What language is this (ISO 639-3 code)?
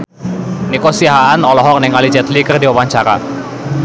sun